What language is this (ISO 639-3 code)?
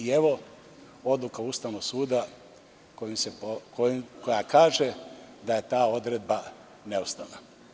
srp